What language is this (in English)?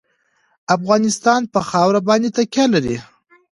Pashto